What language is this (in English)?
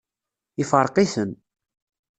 Kabyle